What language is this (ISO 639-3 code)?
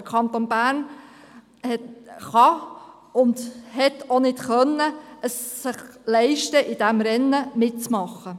gsw